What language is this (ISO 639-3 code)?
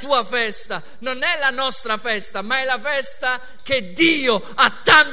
ita